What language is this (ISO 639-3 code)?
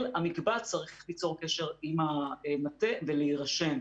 heb